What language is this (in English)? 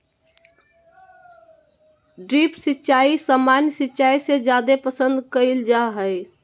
Magahi